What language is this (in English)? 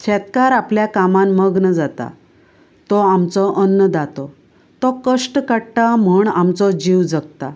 Konkani